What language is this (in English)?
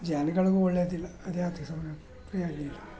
Kannada